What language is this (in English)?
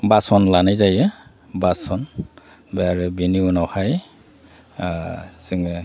Bodo